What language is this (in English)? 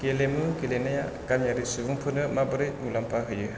Bodo